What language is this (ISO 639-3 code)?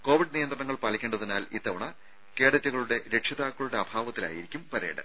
mal